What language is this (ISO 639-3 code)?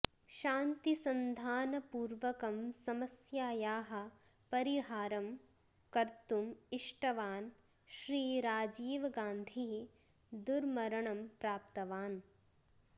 san